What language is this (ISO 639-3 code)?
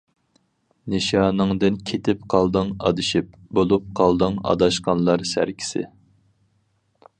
uig